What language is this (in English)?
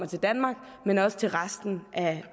Danish